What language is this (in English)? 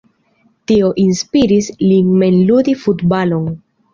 Esperanto